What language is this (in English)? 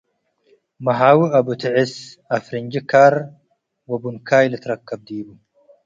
Tigre